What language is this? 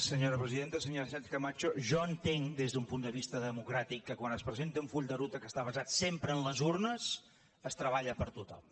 Catalan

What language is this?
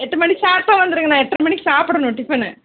Tamil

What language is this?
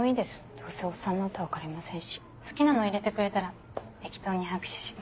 Japanese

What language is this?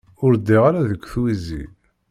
Kabyle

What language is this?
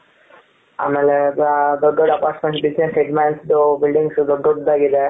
Kannada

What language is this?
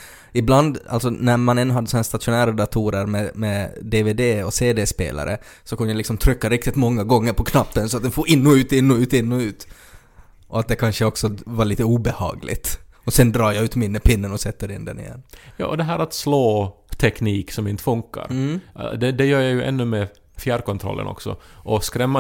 Swedish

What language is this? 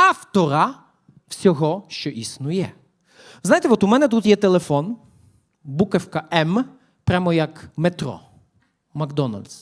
Ukrainian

